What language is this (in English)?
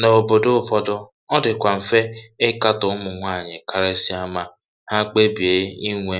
Igbo